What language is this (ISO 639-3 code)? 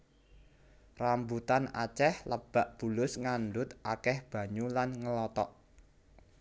jav